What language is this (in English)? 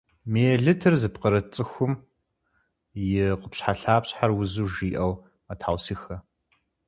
Kabardian